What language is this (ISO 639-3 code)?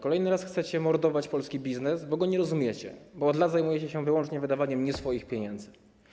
pol